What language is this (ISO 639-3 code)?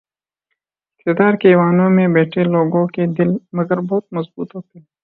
urd